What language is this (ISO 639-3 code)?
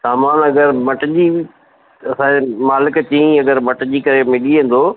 snd